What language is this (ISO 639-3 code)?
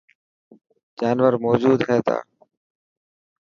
mki